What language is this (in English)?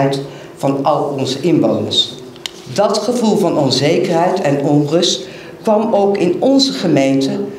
Dutch